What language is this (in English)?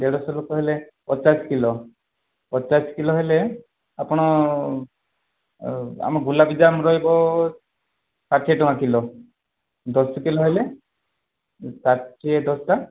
Odia